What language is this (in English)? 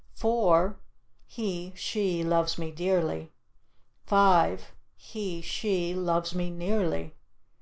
English